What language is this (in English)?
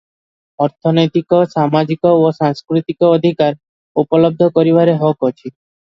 Odia